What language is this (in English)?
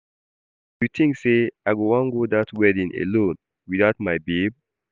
Nigerian Pidgin